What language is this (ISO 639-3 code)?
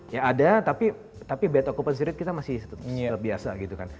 ind